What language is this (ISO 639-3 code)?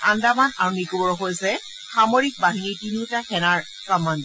asm